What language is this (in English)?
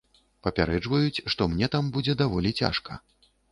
Belarusian